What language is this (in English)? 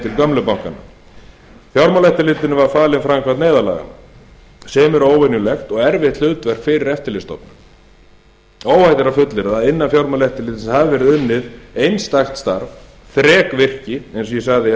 Icelandic